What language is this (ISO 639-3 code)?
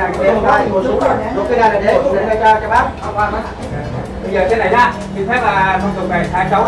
vie